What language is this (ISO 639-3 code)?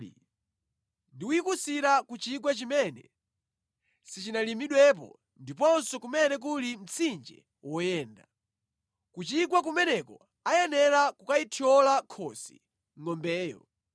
nya